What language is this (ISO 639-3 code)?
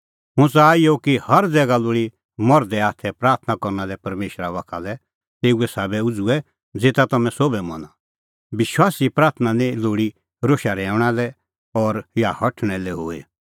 kfx